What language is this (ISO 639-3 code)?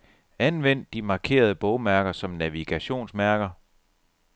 dan